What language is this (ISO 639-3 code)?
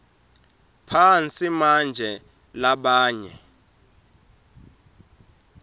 ssw